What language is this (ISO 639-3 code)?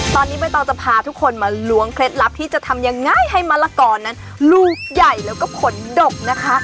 tha